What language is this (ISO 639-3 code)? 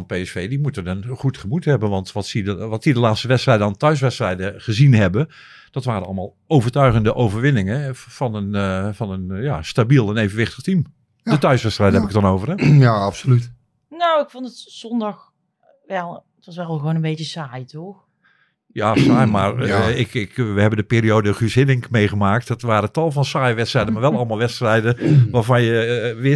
nld